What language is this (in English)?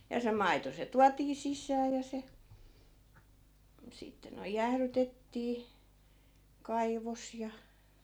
Finnish